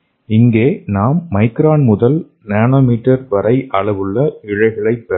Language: Tamil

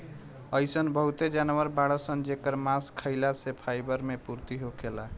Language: Bhojpuri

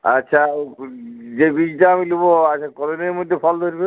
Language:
Bangla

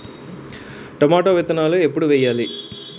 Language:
Telugu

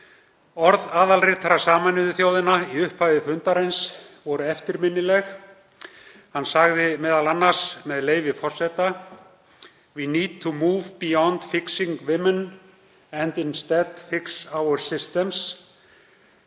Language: Icelandic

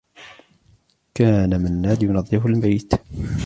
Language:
Arabic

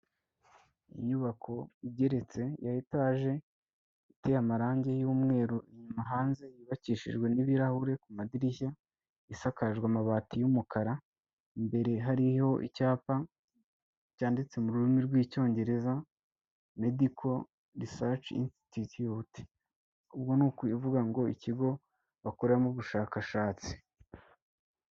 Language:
Kinyarwanda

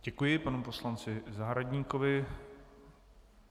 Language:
Czech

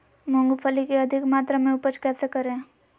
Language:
Magahi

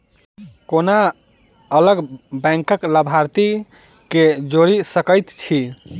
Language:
Maithili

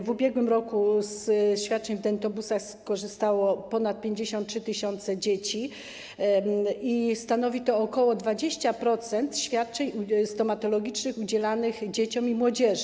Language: Polish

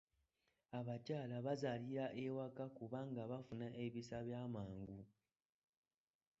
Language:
Ganda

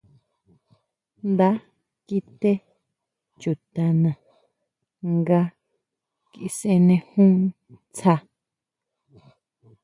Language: Huautla Mazatec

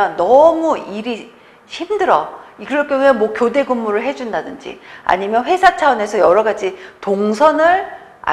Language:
Korean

